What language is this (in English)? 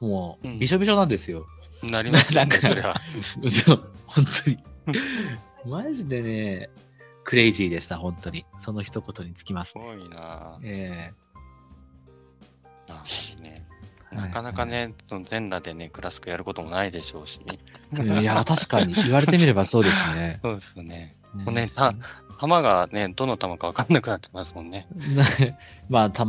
Japanese